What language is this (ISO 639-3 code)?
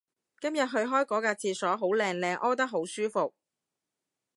yue